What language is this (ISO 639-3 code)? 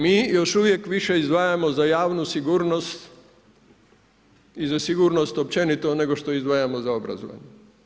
hrv